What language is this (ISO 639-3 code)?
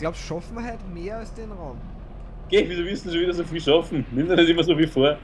deu